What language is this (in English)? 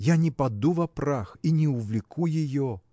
Russian